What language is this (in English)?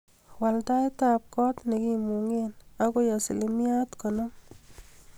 Kalenjin